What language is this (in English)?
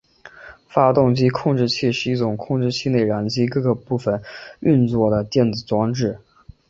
Chinese